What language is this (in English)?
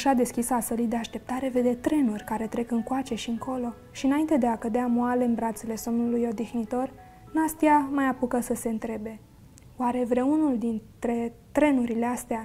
Romanian